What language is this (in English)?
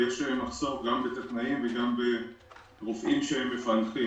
Hebrew